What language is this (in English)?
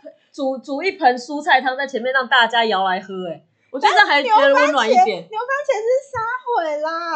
Chinese